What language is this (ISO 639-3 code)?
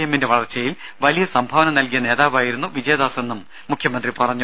mal